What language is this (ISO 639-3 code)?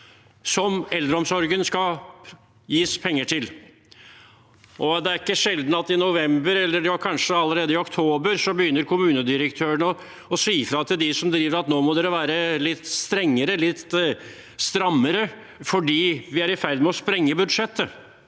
nor